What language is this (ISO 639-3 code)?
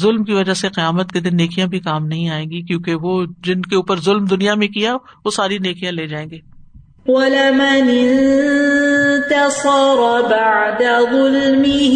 urd